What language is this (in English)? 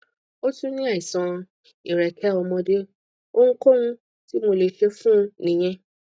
Yoruba